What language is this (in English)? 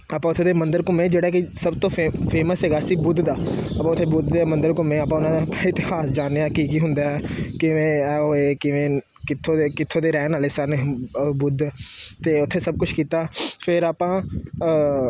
Punjabi